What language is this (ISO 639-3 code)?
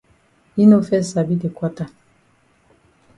wes